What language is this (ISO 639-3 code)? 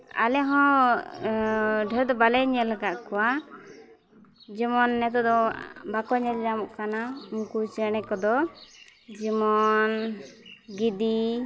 sat